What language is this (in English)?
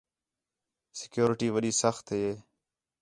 Khetrani